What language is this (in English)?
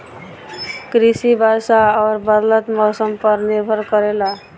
Bhojpuri